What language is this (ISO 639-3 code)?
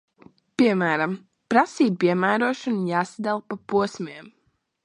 lav